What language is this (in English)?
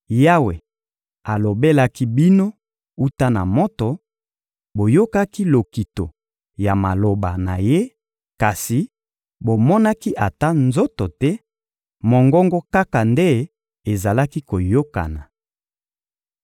Lingala